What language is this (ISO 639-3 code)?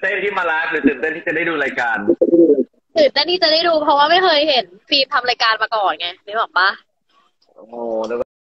tha